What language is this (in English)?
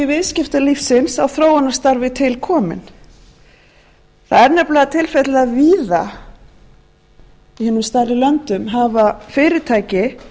Icelandic